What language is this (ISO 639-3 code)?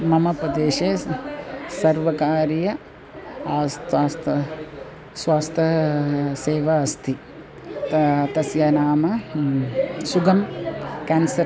san